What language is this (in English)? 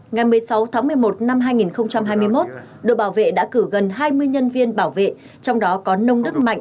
Vietnamese